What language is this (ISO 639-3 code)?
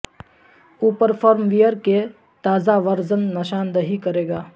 urd